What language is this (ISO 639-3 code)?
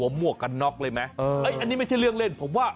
tha